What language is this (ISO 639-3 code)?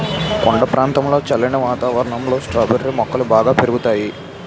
tel